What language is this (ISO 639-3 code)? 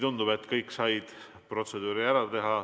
est